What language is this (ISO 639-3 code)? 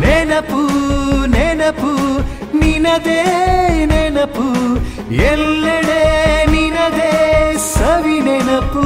kan